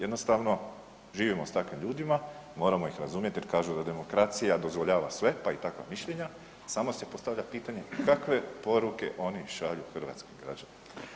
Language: Croatian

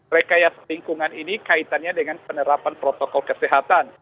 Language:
Indonesian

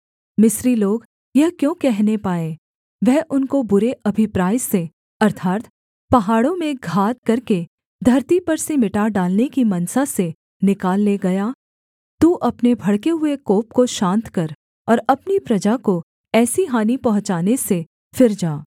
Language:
Hindi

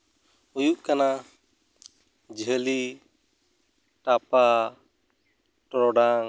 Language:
Santali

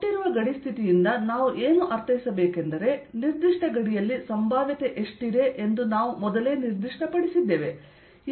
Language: Kannada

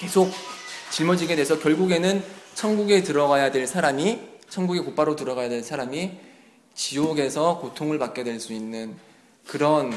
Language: Korean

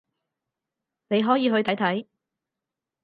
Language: Cantonese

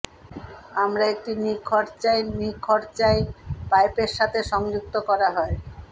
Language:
Bangla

